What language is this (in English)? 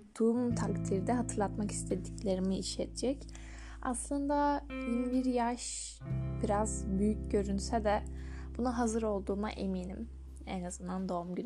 Turkish